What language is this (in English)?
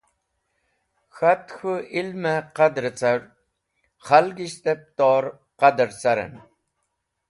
Wakhi